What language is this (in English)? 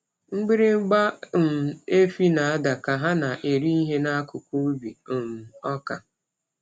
Igbo